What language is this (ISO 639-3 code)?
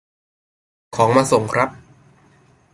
tha